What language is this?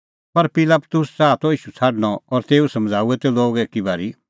Kullu Pahari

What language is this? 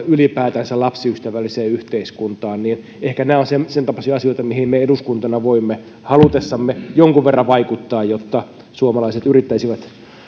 Finnish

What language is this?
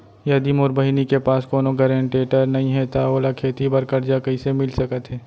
Chhattisgarhi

